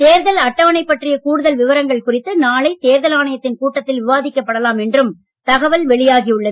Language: Tamil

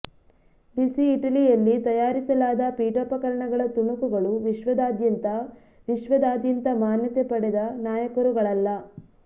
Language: Kannada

